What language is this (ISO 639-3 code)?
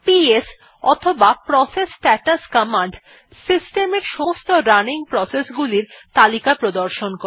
ben